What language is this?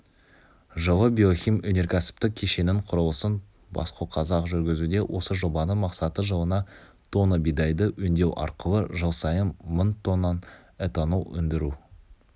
Kazakh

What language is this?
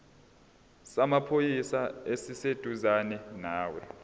Zulu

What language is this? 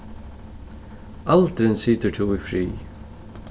Faroese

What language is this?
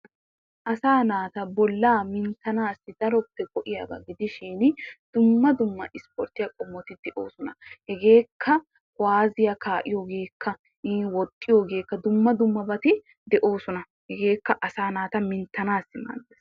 Wolaytta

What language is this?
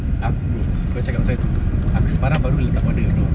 English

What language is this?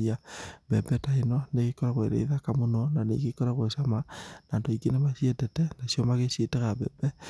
Kikuyu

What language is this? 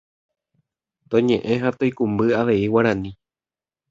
Guarani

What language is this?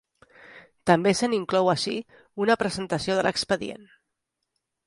Catalan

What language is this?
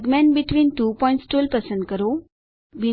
Gujarati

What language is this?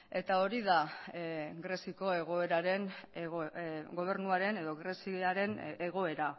Basque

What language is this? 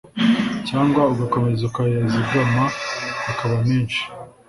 Kinyarwanda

